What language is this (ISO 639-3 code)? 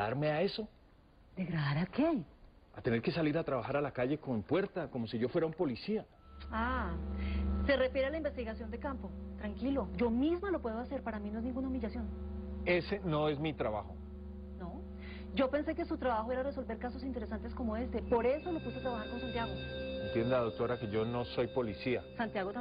spa